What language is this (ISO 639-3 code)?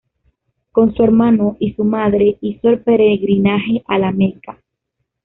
spa